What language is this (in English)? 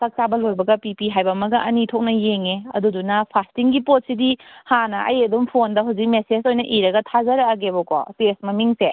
Manipuri